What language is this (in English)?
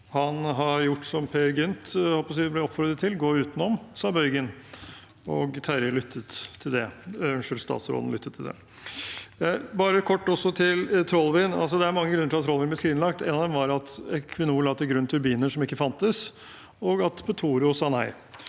Norwegian